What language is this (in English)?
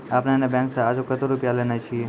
Maithili